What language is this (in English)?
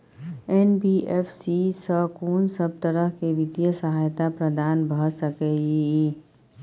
Maithili